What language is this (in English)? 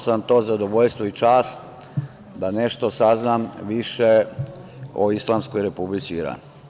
Serbian